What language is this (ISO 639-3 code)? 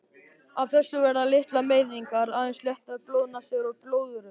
isl